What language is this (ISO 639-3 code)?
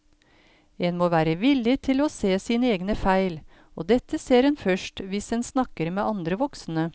nor